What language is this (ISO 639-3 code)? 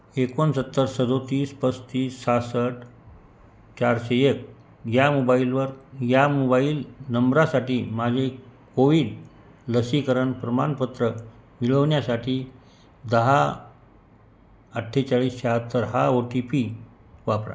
mar